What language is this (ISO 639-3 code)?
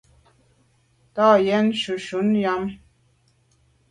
byv